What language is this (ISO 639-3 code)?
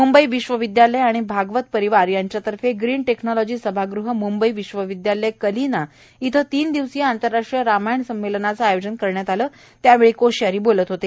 mar